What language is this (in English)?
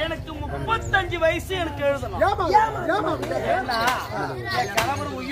Arabic